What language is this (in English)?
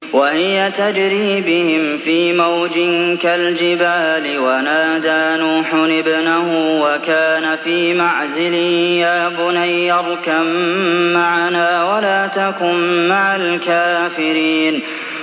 Arabic